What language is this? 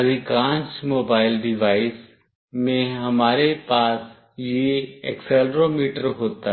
Hindi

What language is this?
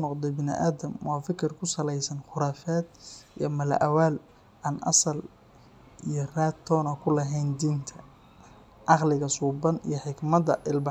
Somali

